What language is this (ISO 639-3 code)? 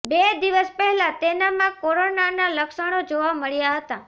guj